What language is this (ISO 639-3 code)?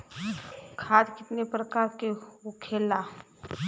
bho